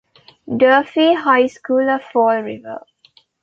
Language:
English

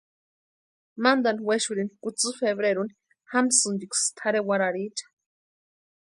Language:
Western Highland Purepecha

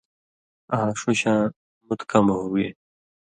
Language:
Indus Kohistani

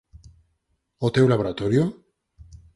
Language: Galician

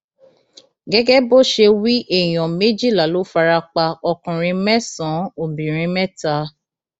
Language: Yoruba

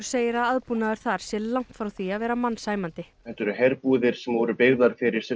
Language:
Icelandic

